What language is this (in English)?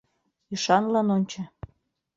Mari